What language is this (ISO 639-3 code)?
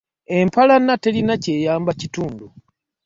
lug